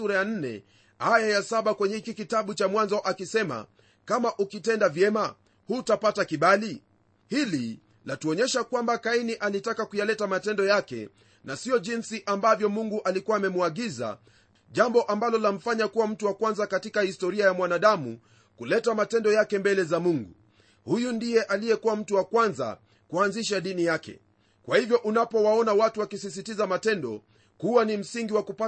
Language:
Swahili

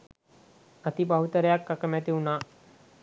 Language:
Sinhala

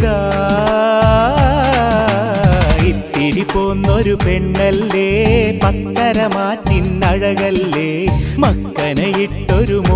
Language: Arabic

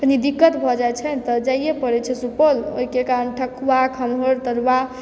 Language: Maithili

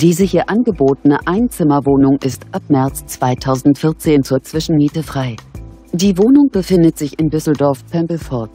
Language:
German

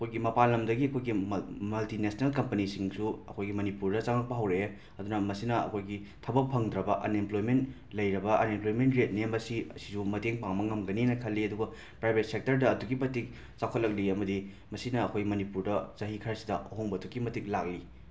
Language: Manipuri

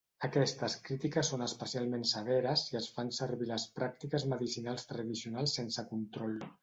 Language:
Catalan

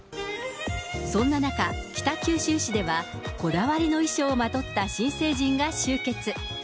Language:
Japanese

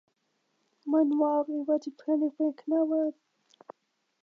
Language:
Welsh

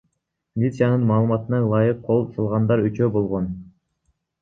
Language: Kyrgyz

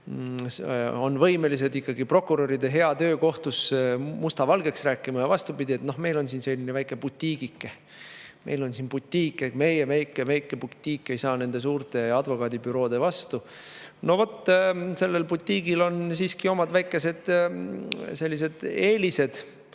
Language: Estonian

